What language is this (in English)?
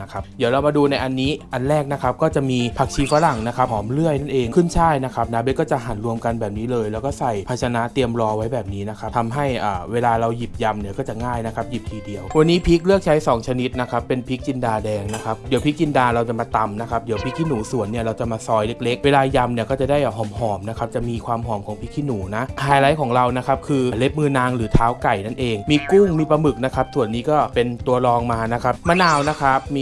Thai